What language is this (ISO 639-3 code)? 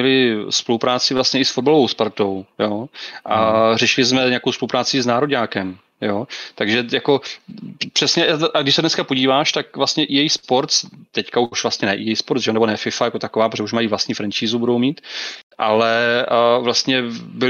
ces